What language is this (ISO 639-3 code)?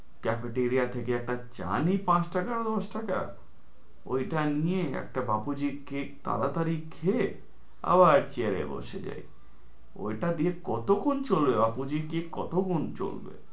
ben